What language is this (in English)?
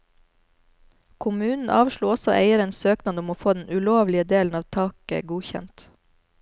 Norwegian